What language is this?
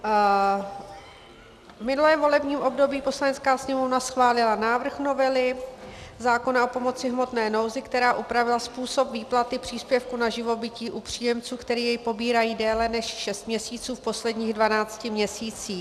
Czech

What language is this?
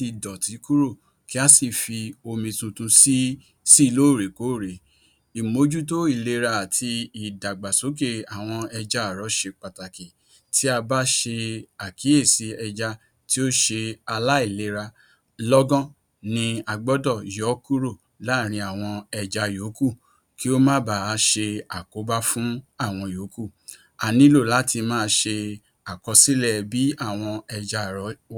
Yoruba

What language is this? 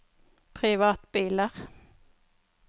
Norwegian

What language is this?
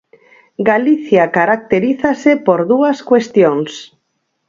Galician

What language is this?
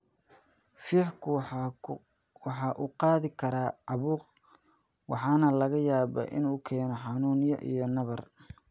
Somali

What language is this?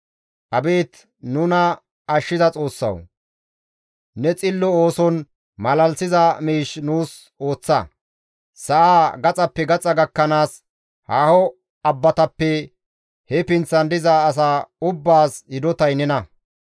Gamo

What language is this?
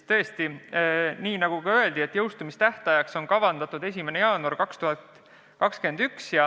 Estonian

